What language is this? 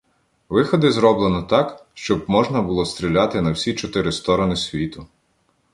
Ukrainian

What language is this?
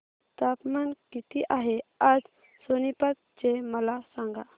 Marathi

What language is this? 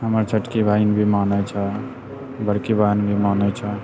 Maithili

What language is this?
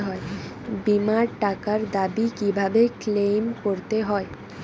Bangla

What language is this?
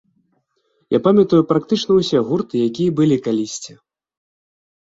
Belarusian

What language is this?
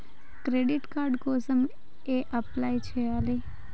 Telugu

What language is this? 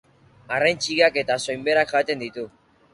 Basque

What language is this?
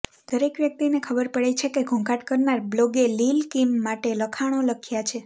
Gujarati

